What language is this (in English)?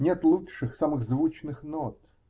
Russian